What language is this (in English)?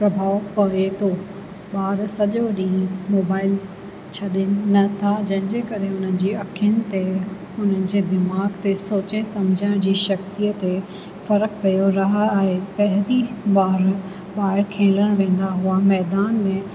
Sindhi